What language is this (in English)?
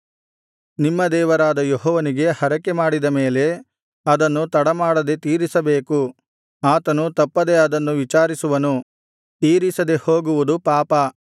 Kannada